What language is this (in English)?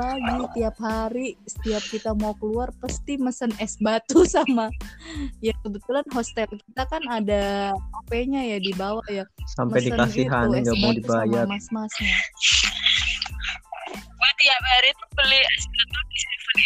Indonesian